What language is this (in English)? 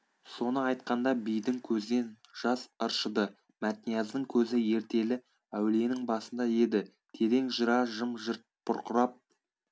Kazakh